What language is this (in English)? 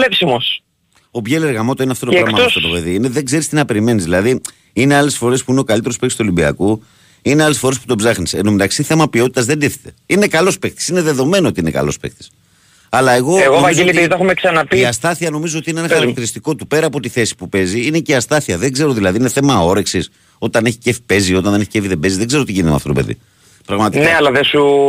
Greek